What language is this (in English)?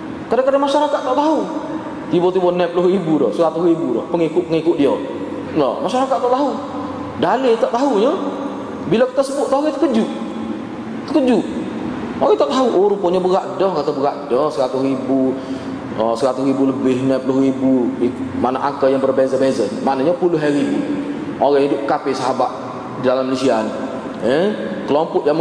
Malay